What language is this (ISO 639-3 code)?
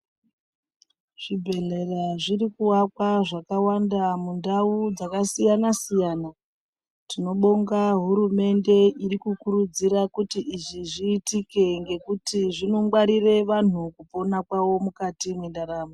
ndc